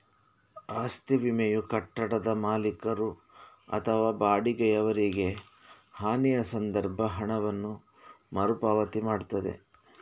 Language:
Kannada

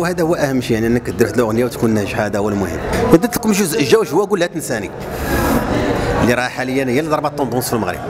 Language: Arabic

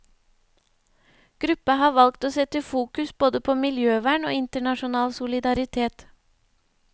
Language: Norwegian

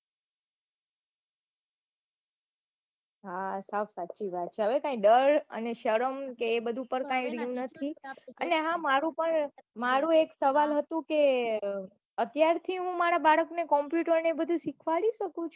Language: Gujarati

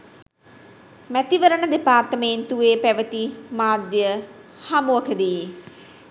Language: Sinhala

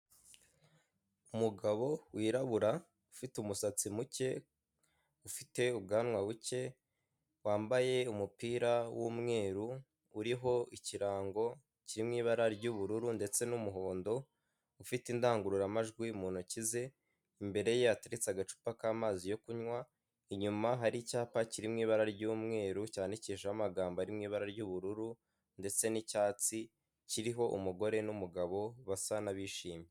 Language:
Kinyarwanda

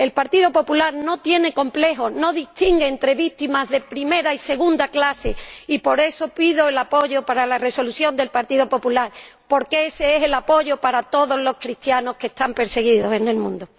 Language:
Spanish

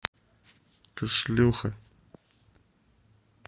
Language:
Russian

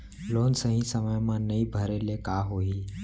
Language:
Chhattisgarhi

